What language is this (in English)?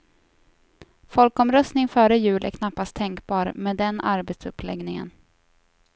Swedish